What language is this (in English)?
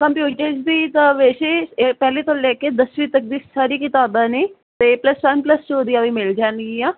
Punjabi